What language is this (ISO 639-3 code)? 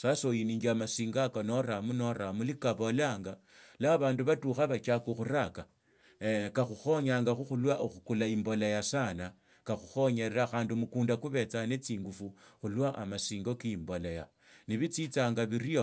lto